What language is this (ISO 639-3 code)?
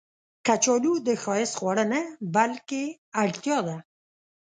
pus